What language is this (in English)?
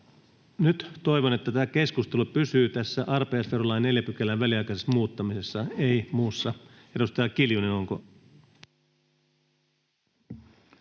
Finnish